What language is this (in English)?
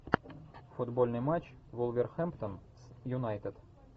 Russian